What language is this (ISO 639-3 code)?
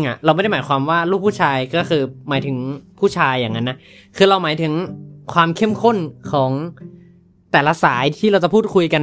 tha